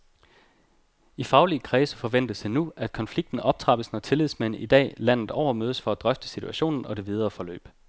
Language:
Danish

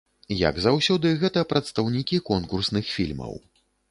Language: Belarusian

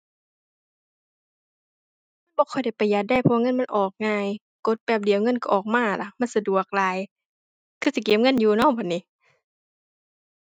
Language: Thai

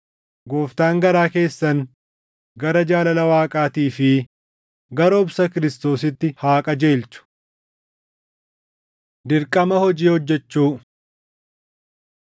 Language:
Oromo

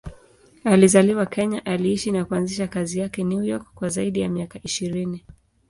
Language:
Swahili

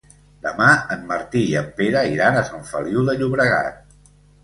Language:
Catalan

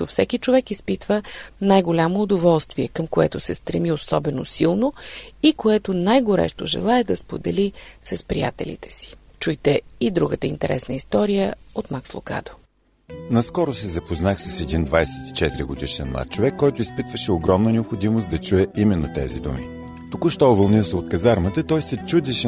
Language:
Bulgarian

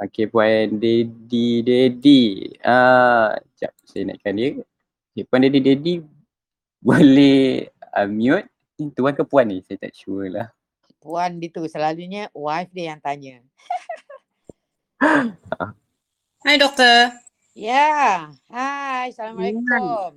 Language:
Malay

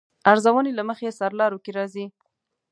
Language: Pashto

